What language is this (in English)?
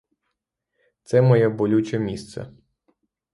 Ukrainian